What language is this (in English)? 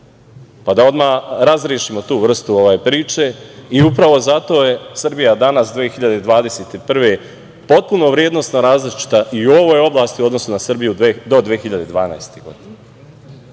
Serbian